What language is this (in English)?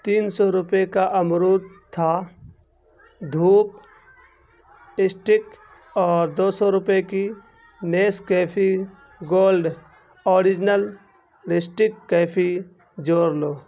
Urdu